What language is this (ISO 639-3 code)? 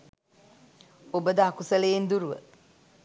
sin